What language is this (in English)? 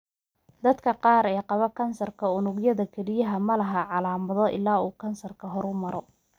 Somali